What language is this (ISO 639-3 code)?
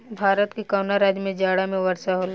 bho